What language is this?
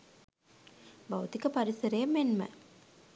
Sinhala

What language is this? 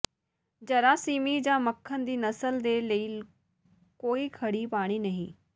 Punjabi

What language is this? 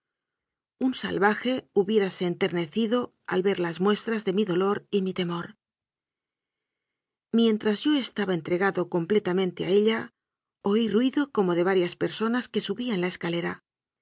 Spanish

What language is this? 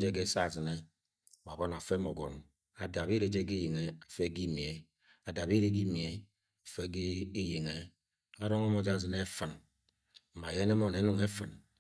Agwagwune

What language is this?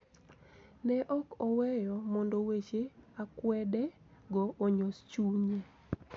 Luo (Kenya and Tanzania)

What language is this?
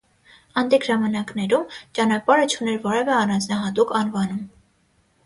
Armenian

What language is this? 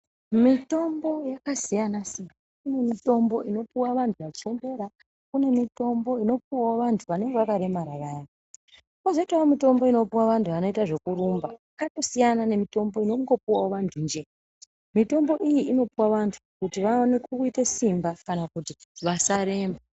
Ndau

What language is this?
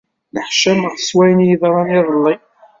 Kabyle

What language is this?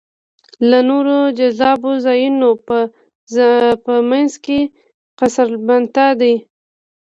Pashto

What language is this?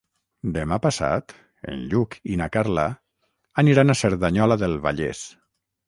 Catalan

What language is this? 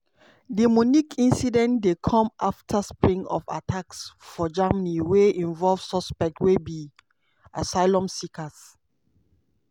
Nigerian Pidgin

